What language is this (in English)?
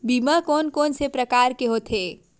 Chhattisgarhi